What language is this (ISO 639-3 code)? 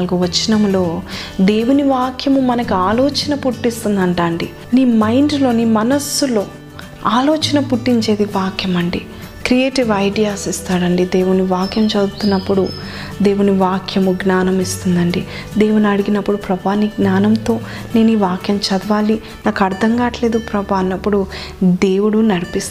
tel